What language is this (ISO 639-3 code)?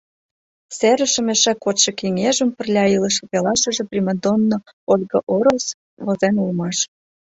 chm